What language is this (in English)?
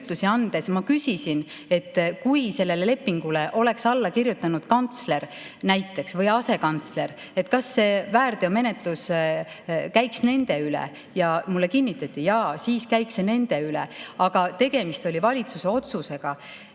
Estonian